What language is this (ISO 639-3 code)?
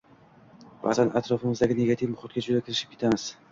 uzb